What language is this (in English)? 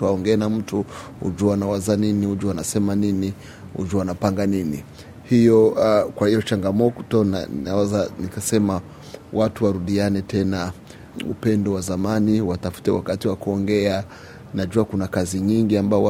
Swahili